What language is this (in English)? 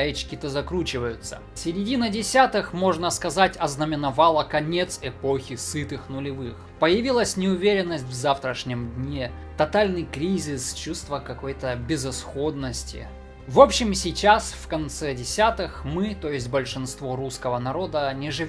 Russian